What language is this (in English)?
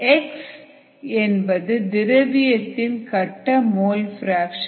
Tamil